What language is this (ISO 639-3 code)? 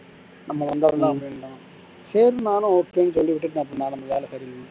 tam